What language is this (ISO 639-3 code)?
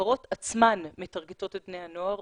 heb